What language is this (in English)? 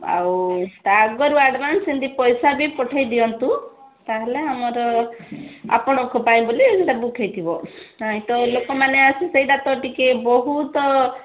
Odia